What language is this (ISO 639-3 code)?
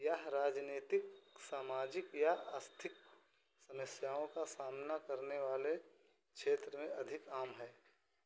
hin